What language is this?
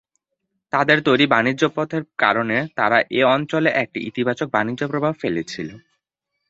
Bangla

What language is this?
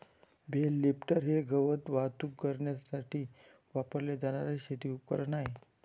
Marathi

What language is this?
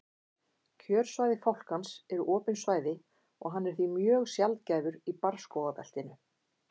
Icelandic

